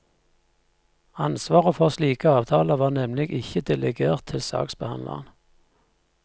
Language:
Norwegian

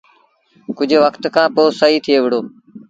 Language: Sindhi Bhil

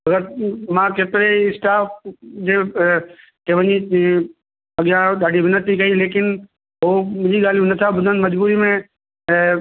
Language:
Sindhi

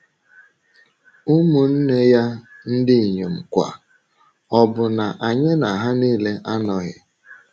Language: Igbo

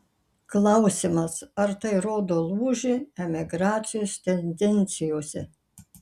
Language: Lithuanian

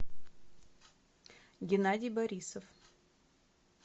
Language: Russian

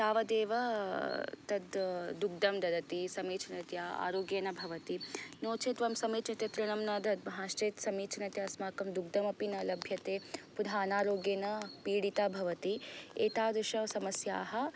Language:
Sanskrit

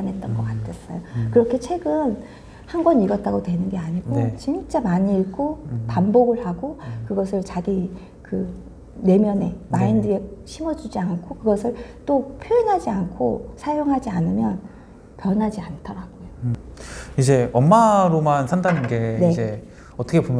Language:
Korean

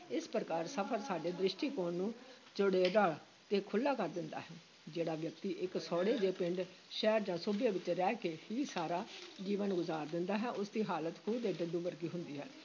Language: Punjabi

